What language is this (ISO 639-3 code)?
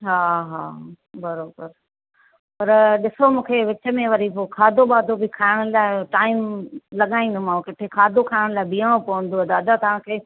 snd